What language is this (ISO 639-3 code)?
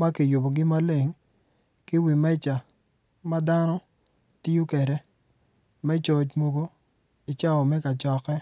ach